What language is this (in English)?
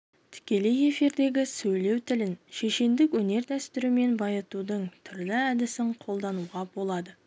Kazakh